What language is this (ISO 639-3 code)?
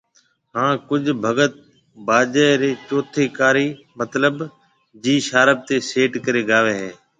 mve